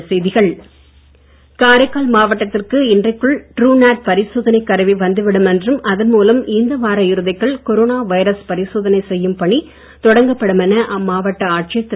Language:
Tamil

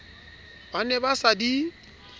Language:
Southern Sotho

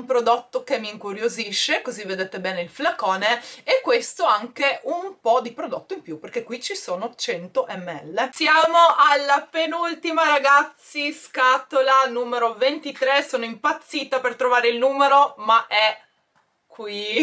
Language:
Italian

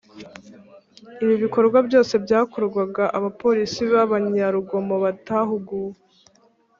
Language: Kinyarwanda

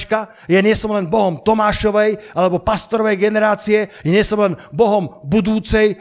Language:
Slovak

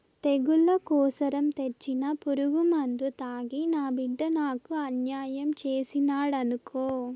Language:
Telugu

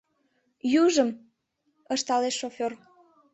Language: Mari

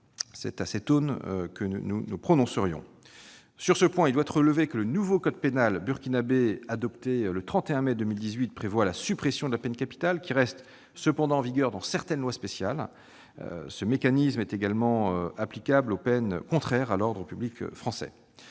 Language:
French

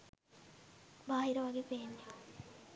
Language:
Sinhala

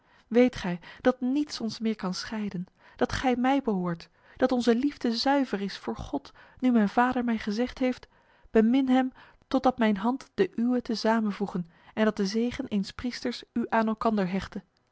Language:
Dutch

